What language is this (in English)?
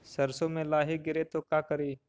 Magahi